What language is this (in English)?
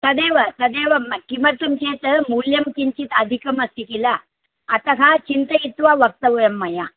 Sanskrit